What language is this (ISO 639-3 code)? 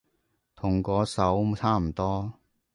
yue